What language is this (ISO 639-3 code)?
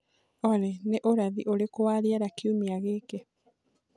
kik